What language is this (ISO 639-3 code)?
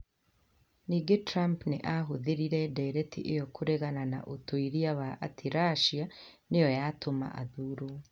kik